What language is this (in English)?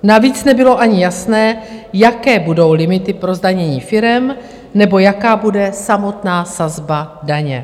Czech